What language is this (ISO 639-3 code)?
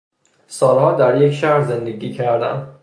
fas